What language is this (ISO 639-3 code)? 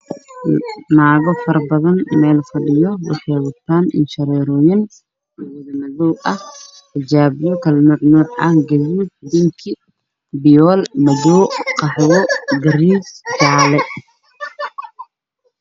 som